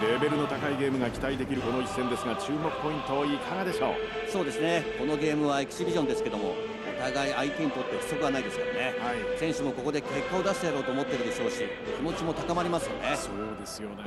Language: Japanese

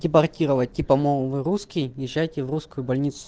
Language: Russian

